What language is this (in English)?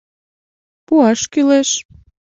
Mari